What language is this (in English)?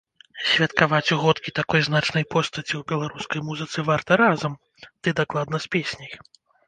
Belarusian